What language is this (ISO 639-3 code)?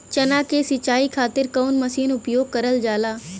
bho